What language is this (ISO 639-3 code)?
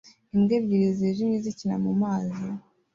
kin